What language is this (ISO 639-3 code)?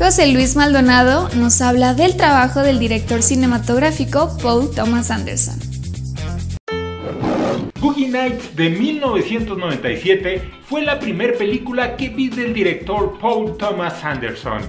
spa